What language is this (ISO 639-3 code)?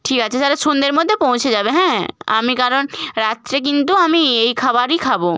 ben